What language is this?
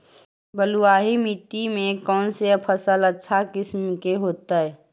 Magahi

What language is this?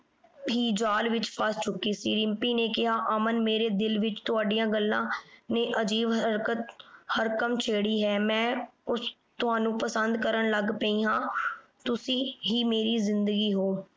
Punjabi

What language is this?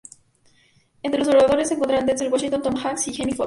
Spanish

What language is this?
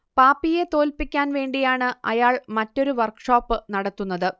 Malayalam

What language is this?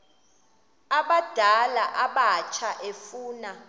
Xhosa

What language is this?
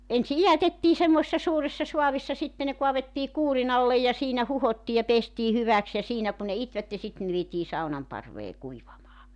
Finnish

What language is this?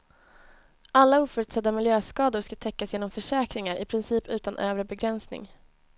Swedish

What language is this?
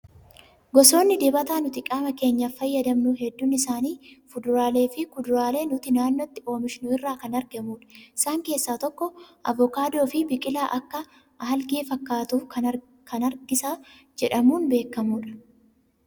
Oromo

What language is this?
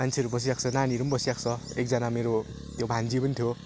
Nepali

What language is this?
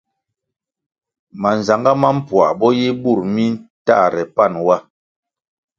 Kwasio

